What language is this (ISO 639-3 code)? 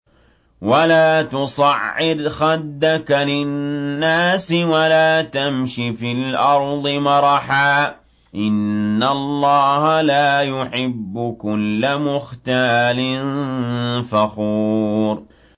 ara